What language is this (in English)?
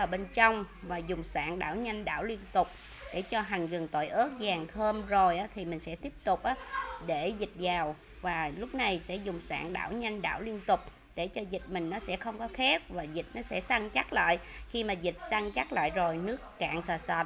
Vietnamese